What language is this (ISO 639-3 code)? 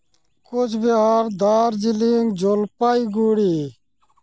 sat